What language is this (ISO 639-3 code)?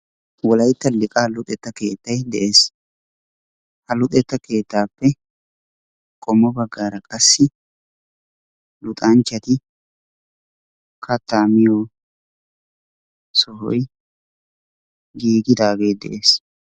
wal